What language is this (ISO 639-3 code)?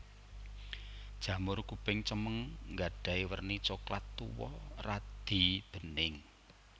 jav